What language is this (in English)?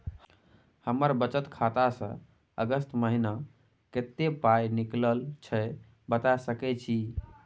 Maithili